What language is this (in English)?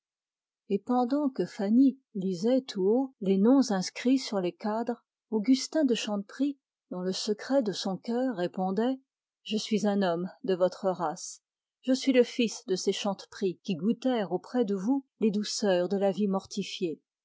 French